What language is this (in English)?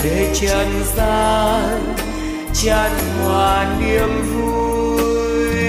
Vietnamese